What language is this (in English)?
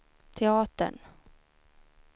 Swedish